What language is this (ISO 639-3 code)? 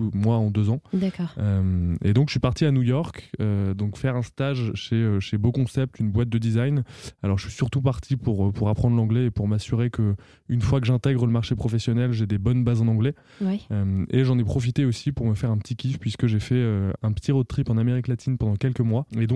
fra